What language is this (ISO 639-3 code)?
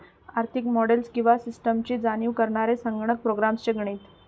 mar